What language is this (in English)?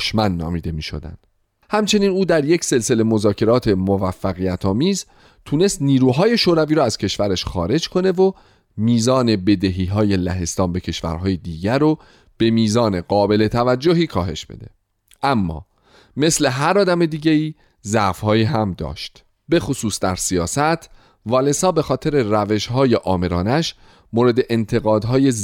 Persian